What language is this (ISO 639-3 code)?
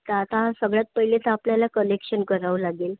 mar